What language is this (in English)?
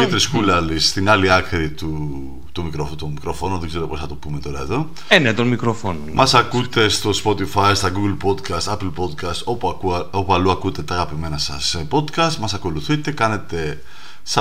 Greek